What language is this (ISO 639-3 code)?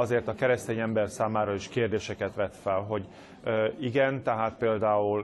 hun